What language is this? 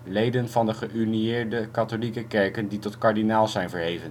Dutch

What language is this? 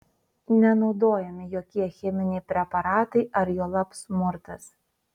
Lithuanian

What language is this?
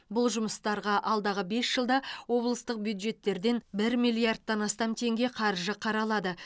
Kazakh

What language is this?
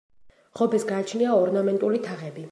Georgian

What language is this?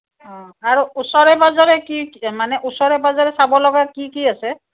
Assamese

